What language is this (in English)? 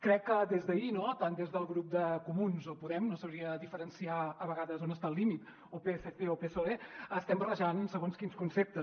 Catalan